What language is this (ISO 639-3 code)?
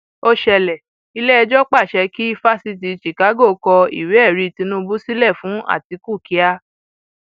yor